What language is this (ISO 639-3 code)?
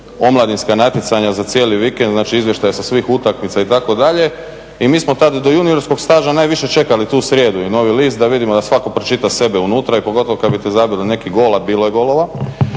hrv